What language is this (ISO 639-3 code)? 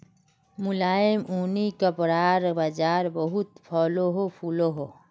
mag